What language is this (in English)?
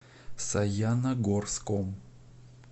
Russian